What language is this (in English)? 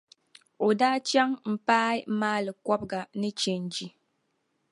Dagbani